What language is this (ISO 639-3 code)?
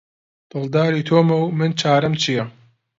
ckb